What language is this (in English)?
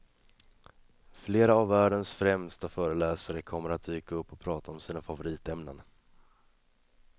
Swedish